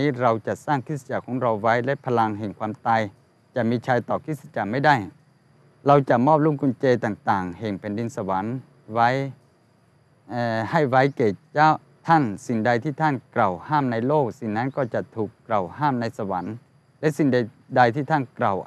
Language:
Thai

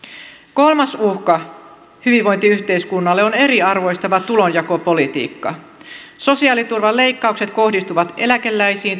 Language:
Finnish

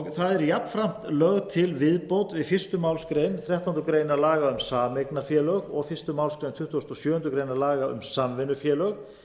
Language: Icelandic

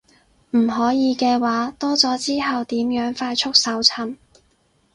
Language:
Cantonese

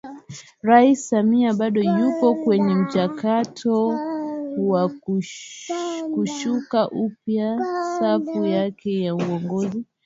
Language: Swahili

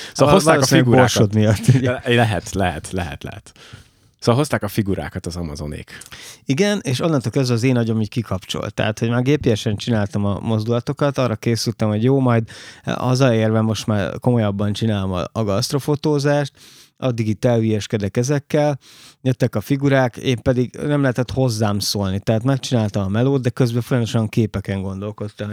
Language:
Hungarian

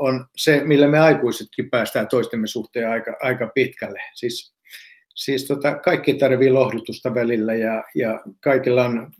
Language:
Finnish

